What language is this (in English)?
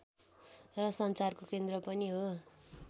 Nepali